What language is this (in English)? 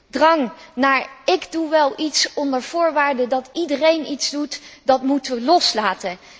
Dutch